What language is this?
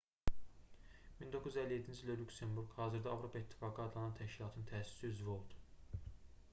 Azerbaijani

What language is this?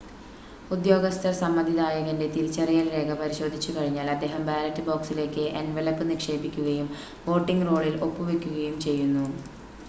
Malayalam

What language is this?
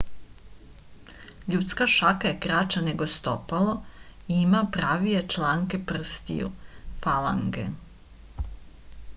Serbian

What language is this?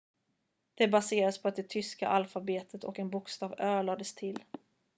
Swedish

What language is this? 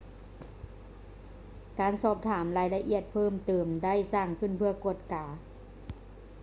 Lao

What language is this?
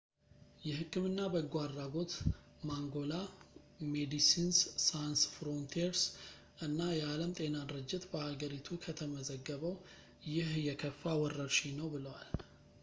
Amharic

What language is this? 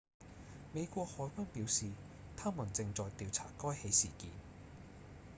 Cantonese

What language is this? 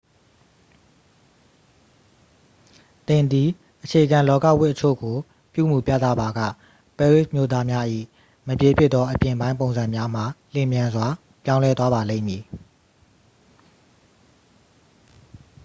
Burmese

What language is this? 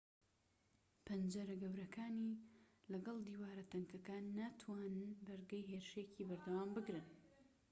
Central Kurdish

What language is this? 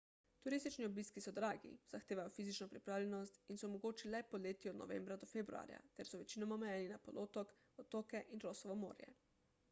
Slovenian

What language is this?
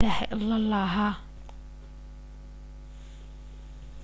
Hebrew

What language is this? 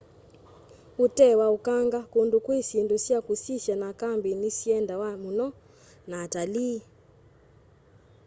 Kamba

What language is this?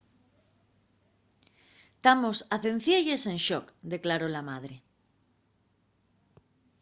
Asturian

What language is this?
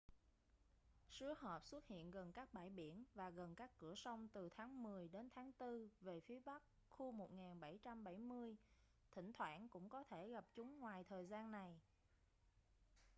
Vietnamese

